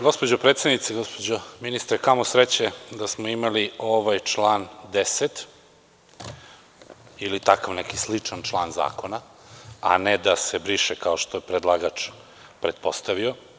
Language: Serbian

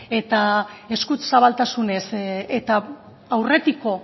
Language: Basque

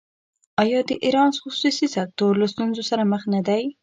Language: Pashto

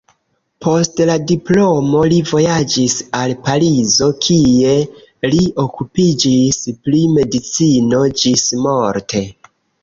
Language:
Esperanto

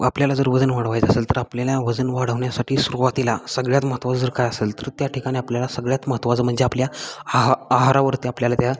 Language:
Marathi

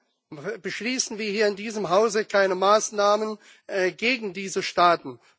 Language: German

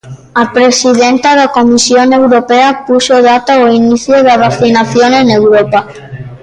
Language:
Galician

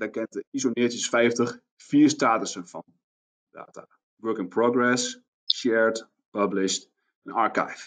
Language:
Dutch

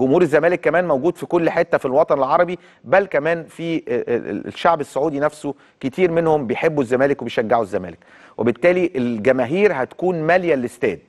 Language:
Arabic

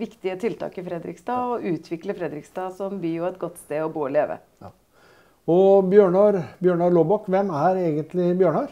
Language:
Norwegian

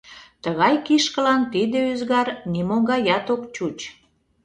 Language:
Mari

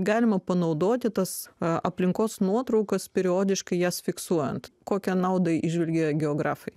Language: Lithuanian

